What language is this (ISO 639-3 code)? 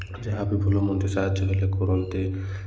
ori